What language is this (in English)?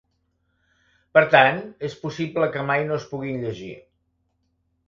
Catalan